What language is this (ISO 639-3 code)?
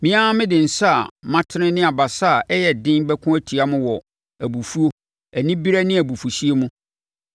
aka